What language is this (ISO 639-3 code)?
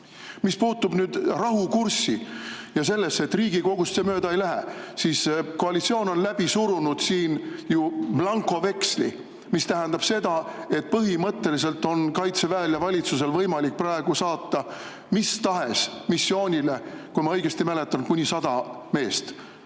est